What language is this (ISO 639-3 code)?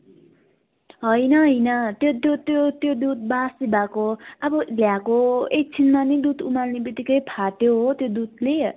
nep